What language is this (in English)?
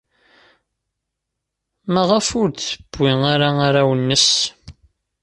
Kabyle